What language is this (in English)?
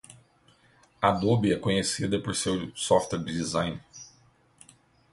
Portuguese